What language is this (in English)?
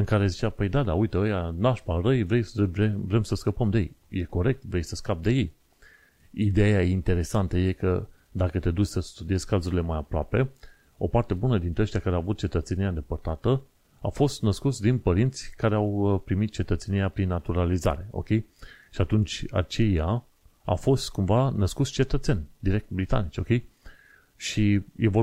Romanian